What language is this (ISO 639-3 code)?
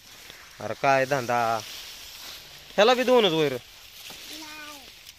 ron